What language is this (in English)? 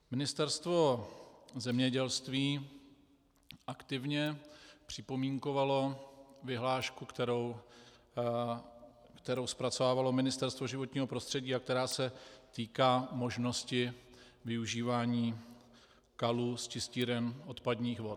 Czech